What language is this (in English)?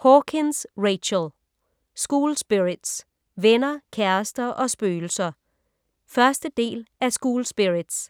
Danish